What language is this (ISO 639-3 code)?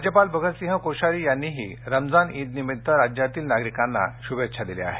mar